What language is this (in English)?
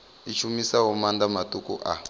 Venda